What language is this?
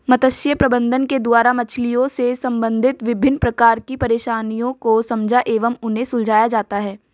Hindi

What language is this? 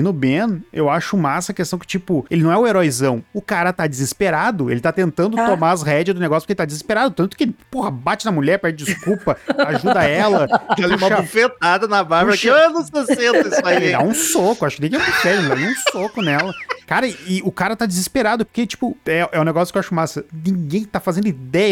Portuguese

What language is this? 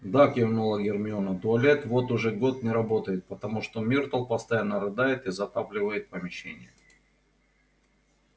Russian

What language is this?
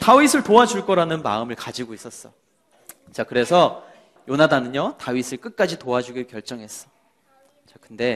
Korean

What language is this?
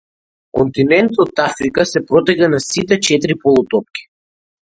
Macedonian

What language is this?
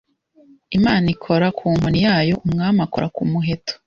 Kinyarwanda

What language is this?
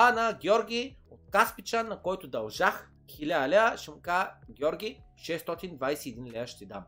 Bulgarian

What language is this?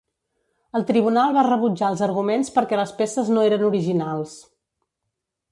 Catalan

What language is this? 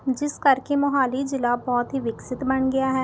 Punjabi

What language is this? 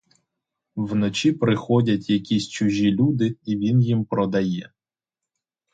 Ukrainian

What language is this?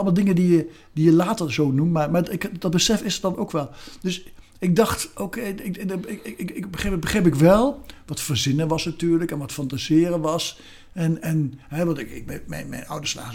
Dutch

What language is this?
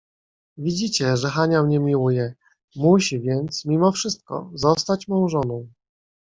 Polish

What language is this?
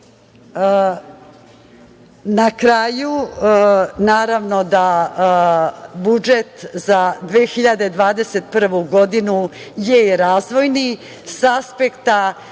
Serbian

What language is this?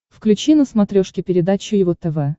Russian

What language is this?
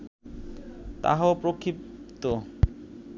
Bangla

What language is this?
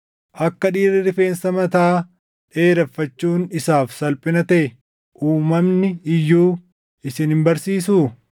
Oromo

